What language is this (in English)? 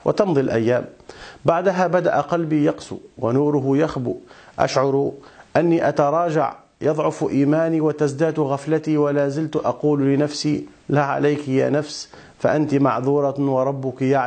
Arabic